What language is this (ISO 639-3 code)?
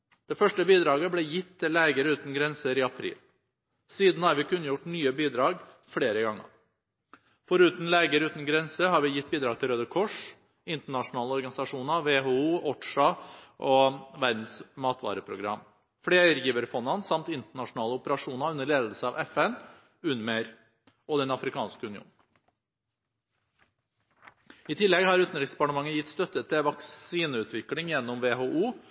nob